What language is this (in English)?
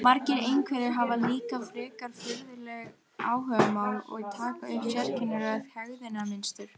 Icelandic